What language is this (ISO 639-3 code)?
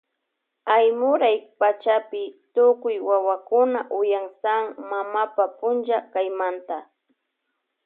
qvj